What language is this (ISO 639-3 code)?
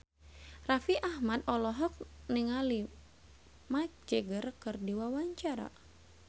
sun